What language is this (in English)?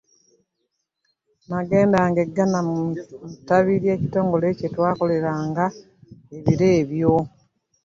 Ganda